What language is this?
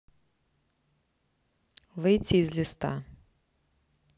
Russian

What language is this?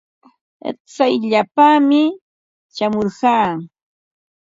Ambo-Pasco Quechua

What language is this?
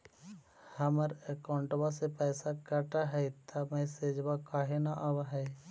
Magahi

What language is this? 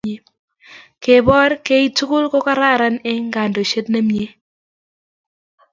Kalenjin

